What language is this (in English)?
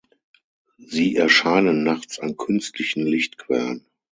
German